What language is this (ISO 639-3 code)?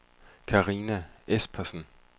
dan